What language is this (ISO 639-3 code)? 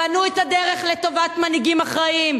heb